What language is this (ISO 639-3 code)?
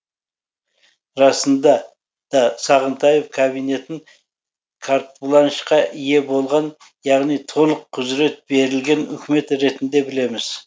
kaz